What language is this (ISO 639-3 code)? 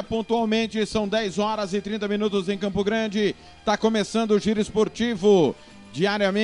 por